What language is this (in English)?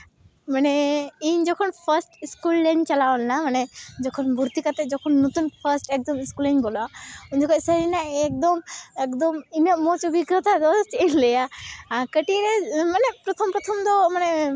Santali